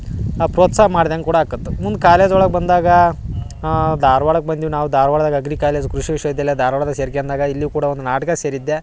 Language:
Kannada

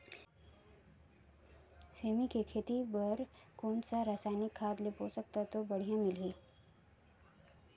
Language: Chhattisgarhi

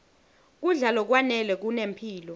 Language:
Swati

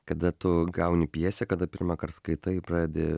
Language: Lithuanian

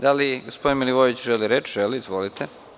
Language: Serbian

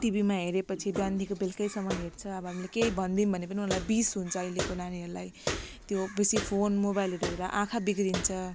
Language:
Nepali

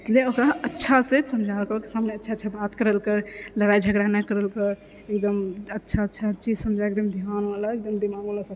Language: Maithili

